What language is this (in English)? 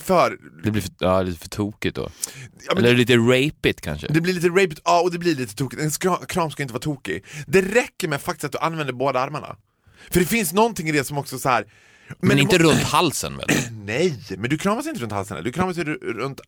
Swedish